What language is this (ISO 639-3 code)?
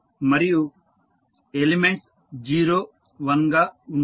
tel